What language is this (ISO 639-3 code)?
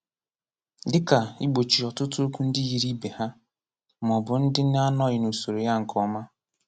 ibo